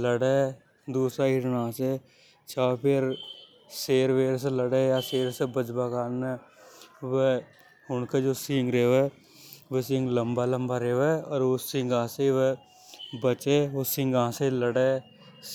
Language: Hadothi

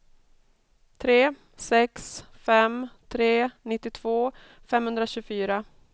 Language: Swedish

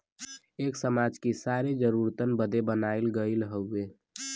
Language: Bhojpuri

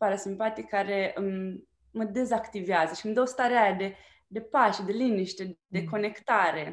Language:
Romanian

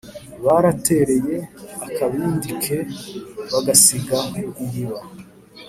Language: Kinyarwanda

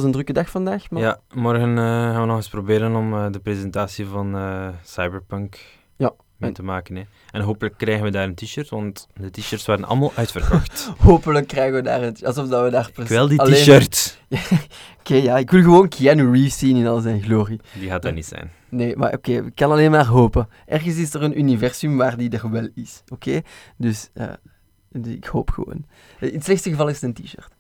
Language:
Dutch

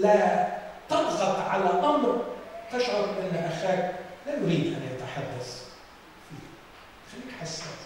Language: Arabic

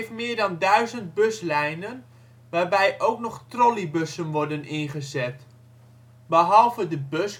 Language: Dutch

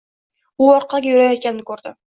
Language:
Uzbek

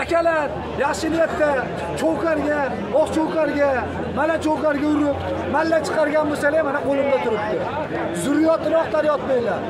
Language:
Turkish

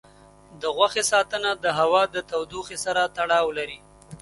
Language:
Pashto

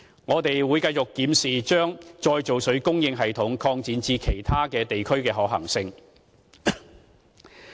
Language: Cantonese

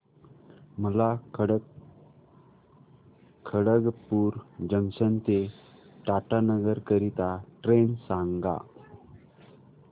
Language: Marathi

